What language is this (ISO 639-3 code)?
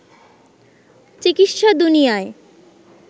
ben